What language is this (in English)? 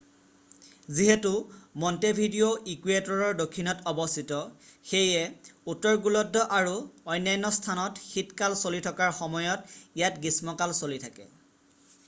Assamese